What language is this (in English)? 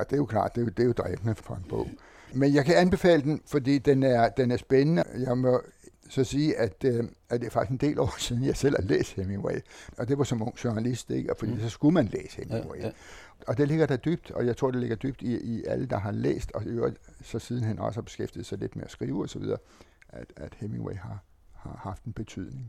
Danish